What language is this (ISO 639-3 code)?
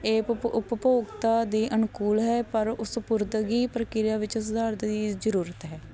pan